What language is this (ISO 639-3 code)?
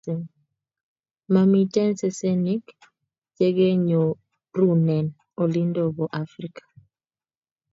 kln